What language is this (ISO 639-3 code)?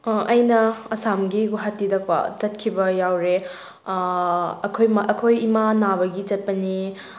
mni